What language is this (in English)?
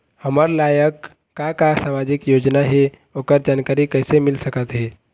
Chhattisgarhi